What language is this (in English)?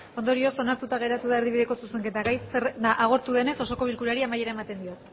Basque